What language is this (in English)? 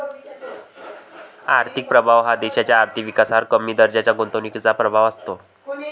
Marathi